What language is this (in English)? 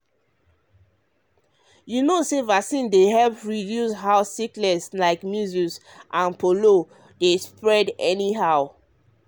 Nigerian Pidgin